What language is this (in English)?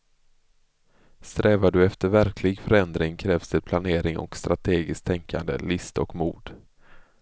Swedish